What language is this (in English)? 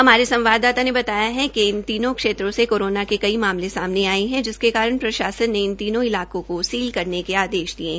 Hindi